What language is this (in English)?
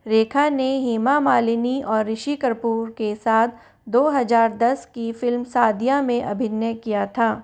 Hindi